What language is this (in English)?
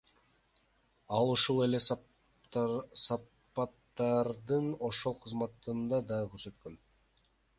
Kyrgyz